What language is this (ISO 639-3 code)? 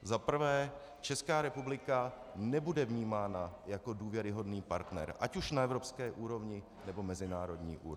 ces